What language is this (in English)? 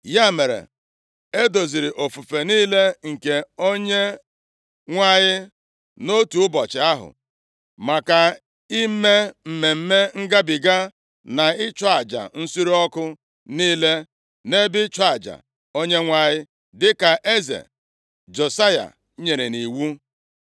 Igbo